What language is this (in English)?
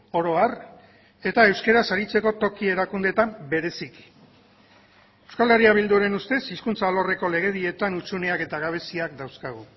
Basque